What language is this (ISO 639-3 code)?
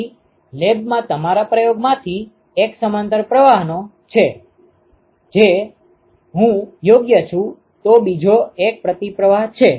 guj